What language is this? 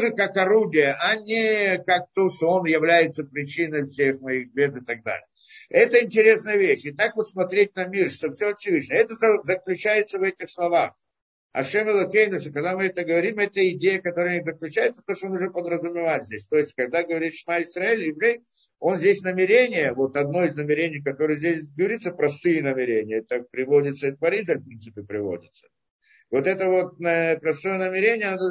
Russian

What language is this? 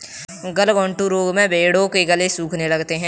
Hindi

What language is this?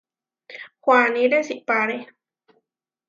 Huarijio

